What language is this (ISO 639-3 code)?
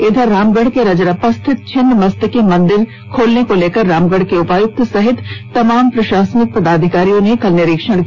hin